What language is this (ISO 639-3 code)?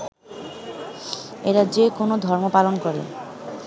ben